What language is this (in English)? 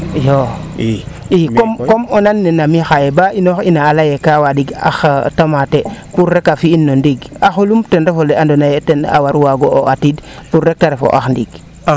Serer